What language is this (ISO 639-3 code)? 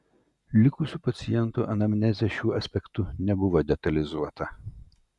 lit